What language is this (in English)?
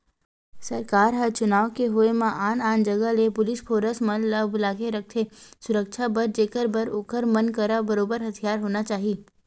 Chhattisgarhi